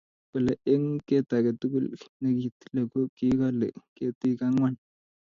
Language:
Kalenjin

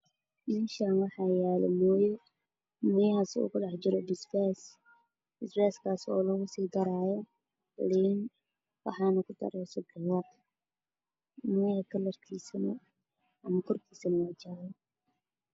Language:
Somali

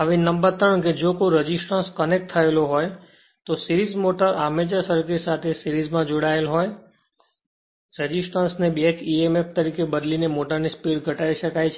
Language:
Gujarati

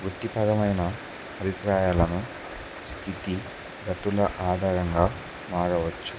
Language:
Telugu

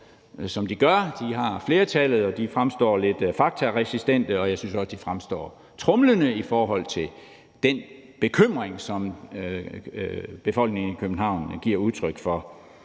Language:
Danish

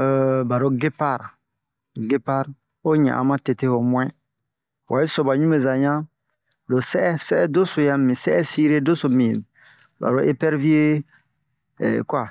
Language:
Bomu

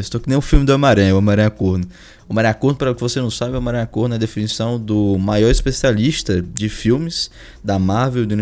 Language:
Portuguese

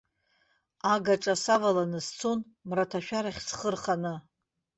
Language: Abkhazian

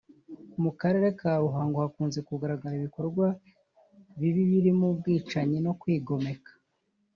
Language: Kinyarwanda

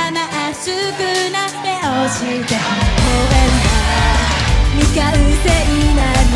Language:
Japanese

